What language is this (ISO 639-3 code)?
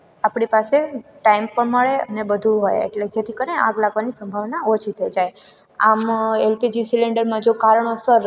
guj